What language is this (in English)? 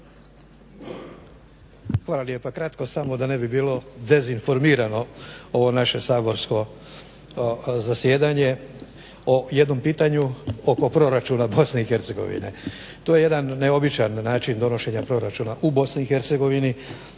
Croatian